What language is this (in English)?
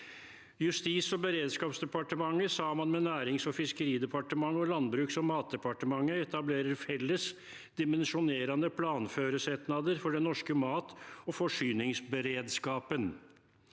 Norwegian